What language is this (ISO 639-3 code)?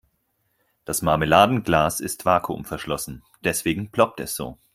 deu